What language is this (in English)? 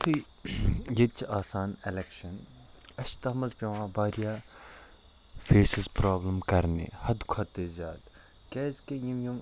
Kashmiri